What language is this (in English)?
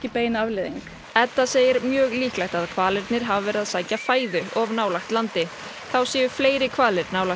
Icelandic